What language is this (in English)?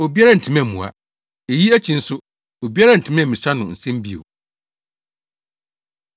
Akan